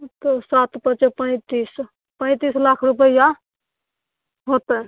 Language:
Maithili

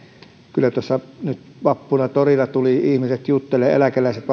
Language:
Finnish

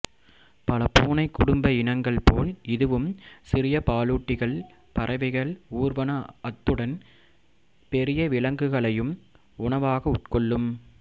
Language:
Tamil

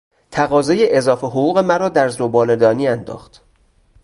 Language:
Persian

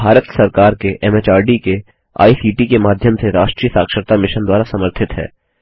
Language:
Hindi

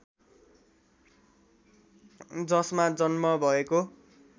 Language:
Nepali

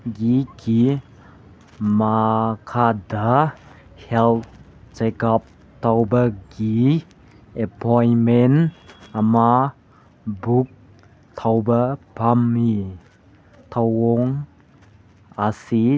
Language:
Manipuri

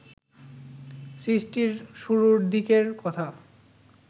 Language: Bangla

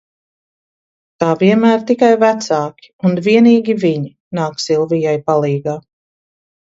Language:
Latvian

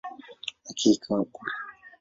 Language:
Swahili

